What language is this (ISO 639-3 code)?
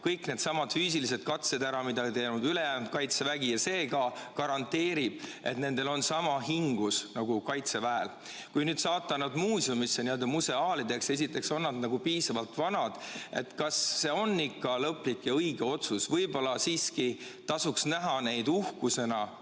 est